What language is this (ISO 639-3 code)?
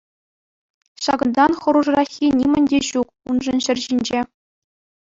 chv